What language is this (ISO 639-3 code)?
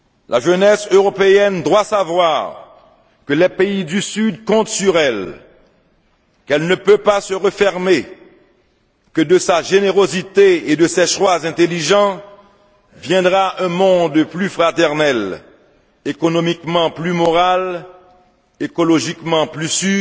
fra